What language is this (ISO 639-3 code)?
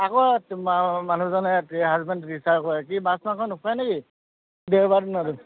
asm